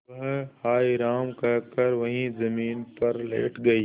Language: Hindi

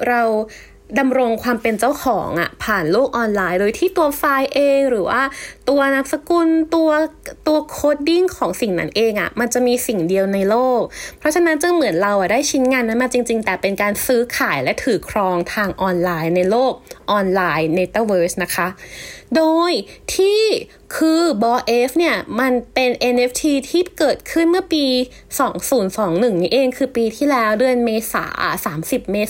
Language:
Thai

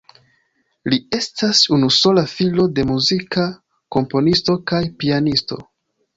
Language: Esperanto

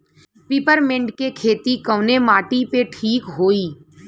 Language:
Bhojpuri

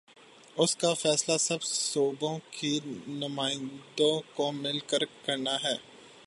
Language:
Urdu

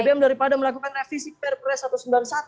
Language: Indonesian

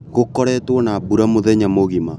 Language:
Kikuyu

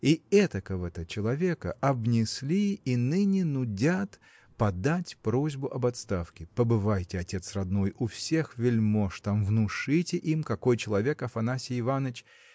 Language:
Russian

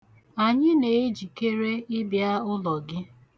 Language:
Igbo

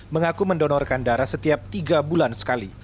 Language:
Indonesian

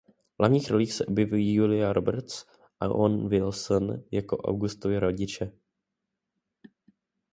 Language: Czech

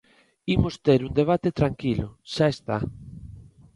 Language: Galician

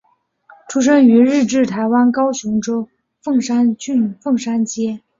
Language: Chinese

